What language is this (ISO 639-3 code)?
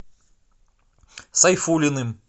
rus